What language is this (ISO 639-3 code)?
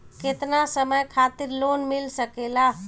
bho